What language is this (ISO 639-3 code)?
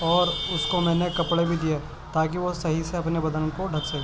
urd